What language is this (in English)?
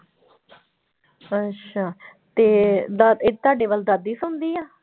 Punjabi